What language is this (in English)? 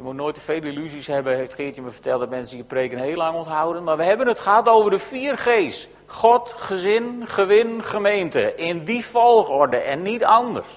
Dutch